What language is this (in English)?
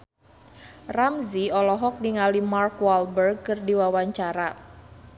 Sundanese